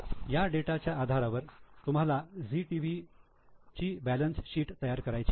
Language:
Marathi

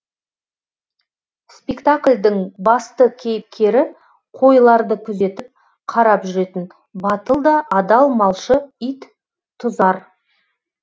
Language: Kazakh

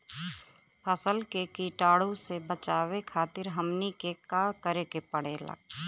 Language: Bhojpuri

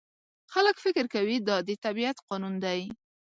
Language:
Pashto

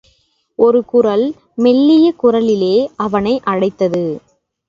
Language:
Tamil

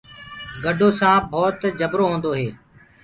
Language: Gurgula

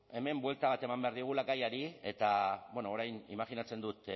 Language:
Basque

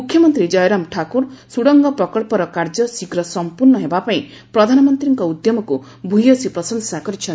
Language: Odia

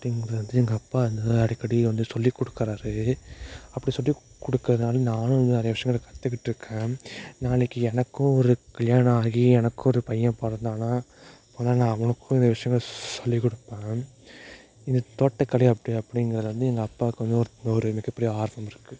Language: Tamil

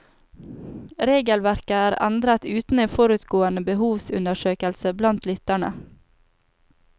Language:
Norwegian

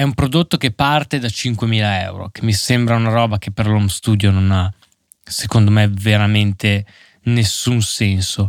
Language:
Italian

